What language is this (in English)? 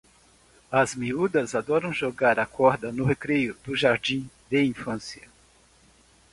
Portuguese